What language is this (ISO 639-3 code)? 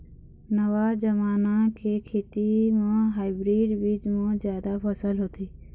hne